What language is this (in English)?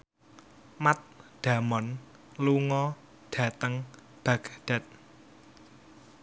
Javanese